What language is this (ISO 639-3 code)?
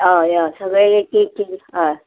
kok